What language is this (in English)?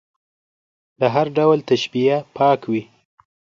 Pashto